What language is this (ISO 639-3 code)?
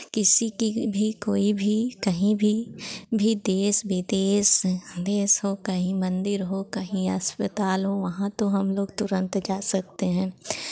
hin